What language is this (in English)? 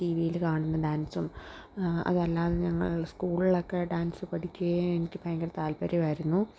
Malayalam